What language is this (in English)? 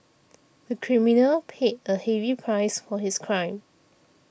English